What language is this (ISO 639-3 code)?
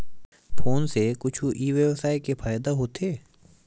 hne